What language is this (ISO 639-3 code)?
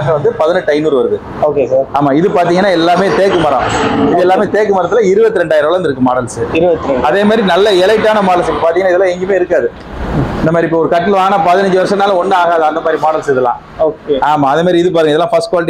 tam